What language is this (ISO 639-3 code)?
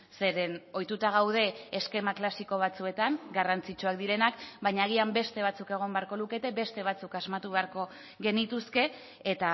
eus